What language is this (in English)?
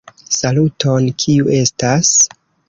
Esperanto